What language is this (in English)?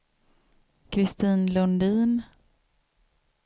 Swedish